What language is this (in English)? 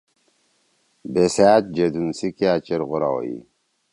Torwali